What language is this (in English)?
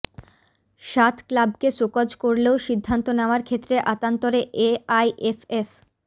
Bangla